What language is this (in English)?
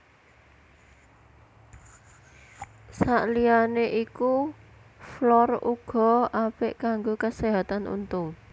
Javanese